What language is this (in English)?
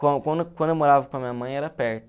Portuguese